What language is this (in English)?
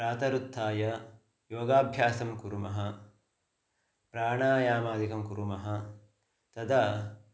Sanskrit